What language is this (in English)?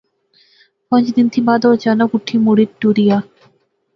Pahari-Potwari